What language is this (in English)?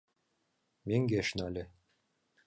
Mari